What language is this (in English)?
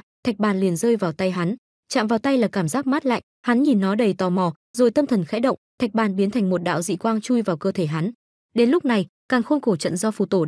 Vietnamese